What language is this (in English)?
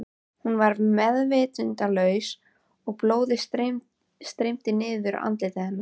Icelandic